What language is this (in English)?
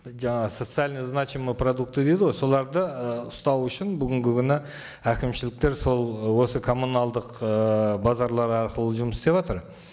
Kazakh